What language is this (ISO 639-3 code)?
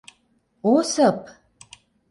chm